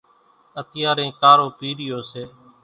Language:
Kachi Koli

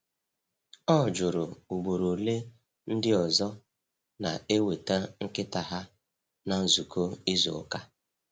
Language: Igbo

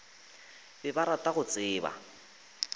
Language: Northern Sotho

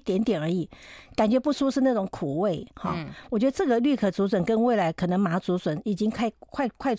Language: Chinese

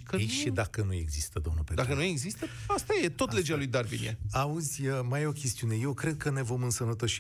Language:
Romanian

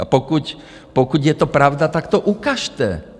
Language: Czech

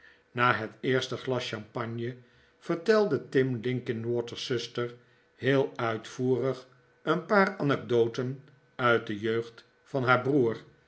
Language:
Dutch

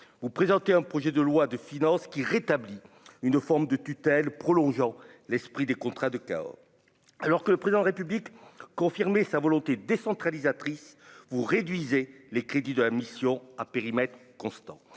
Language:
French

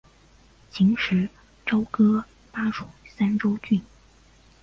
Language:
Chinese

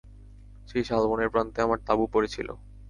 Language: Bangla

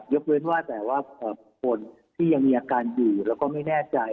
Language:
Thai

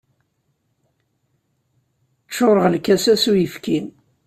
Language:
Kabyle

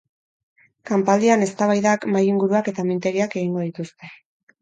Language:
Basque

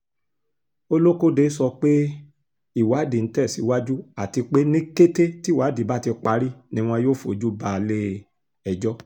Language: Yoruba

